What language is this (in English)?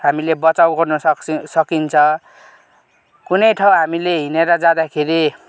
Nepali